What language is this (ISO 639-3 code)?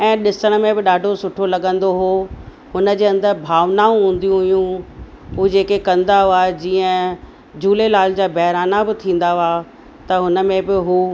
snd